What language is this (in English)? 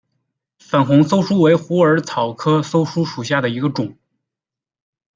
Chinese